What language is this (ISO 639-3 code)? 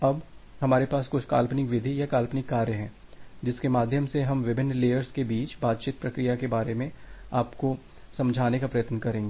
hin